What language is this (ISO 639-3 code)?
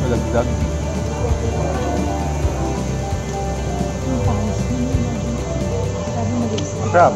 fil